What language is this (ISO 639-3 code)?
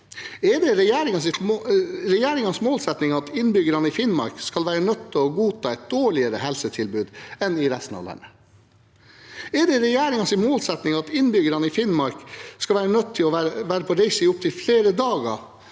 nor